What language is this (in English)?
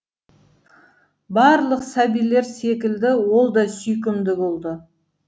Kazakh